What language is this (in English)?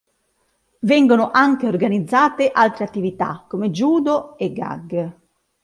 Italian